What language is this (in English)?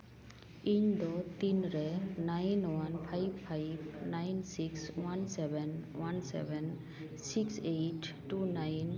Santali